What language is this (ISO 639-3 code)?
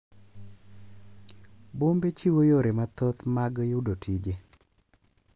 luo